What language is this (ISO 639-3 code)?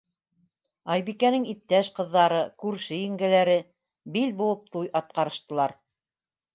bak